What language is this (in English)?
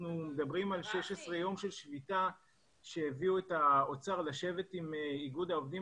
Hebrew